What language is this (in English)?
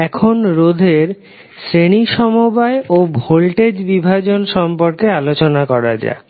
Bangla